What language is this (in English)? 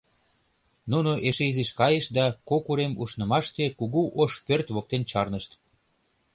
Mari